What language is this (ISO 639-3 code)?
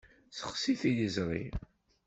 kab